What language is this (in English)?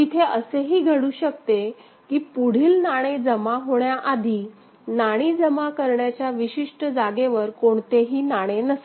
Marathi